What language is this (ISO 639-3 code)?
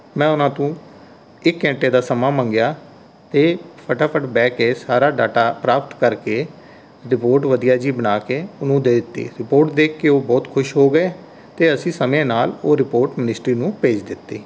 pan